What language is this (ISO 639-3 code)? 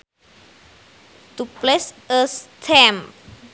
sun